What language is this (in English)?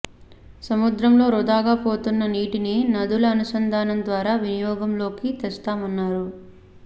Telugu